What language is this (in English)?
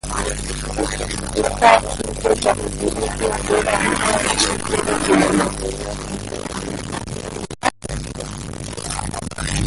Swahili